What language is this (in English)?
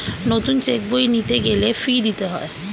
Bangla